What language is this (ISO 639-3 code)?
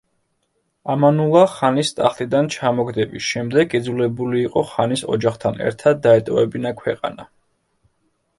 kat